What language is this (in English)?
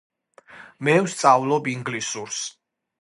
Georgian